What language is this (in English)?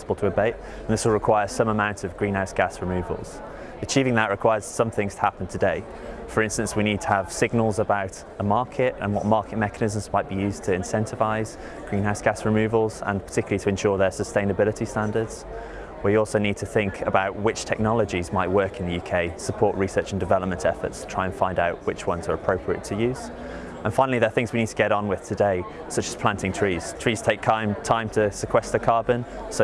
English